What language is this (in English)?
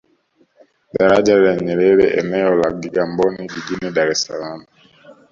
Swahili